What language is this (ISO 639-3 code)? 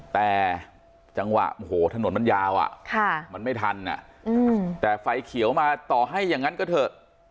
tha